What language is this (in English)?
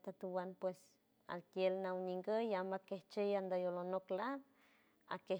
San Francisco Del Mar Huave